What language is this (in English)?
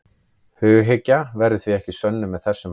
Icelandic